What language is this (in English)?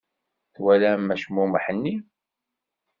Kabyle